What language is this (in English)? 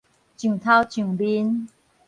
Min Nan Chinese